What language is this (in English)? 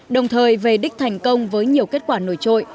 Vietnamese